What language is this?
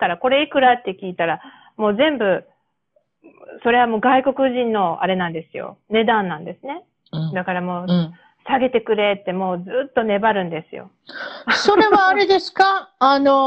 Japanese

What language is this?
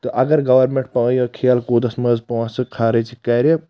Kashmiri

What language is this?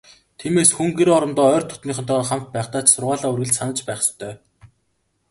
Mongolian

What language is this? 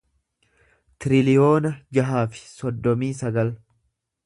Oromo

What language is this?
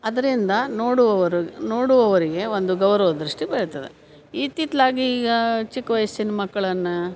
Kannada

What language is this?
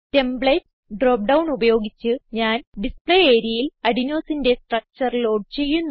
Malayalam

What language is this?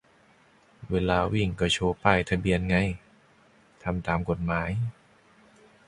Thai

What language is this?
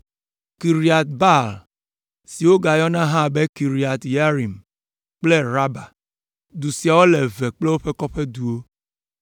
Ewe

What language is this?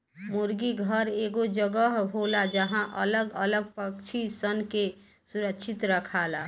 Bhojpuri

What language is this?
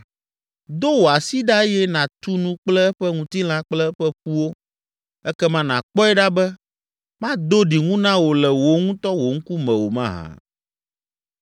Ewe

